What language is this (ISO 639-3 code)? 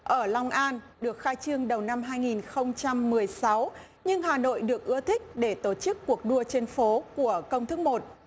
vie